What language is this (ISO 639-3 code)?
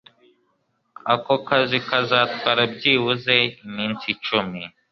kin